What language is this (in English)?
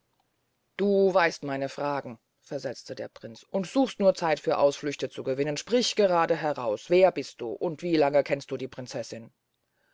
German